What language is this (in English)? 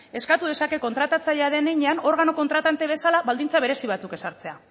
Basque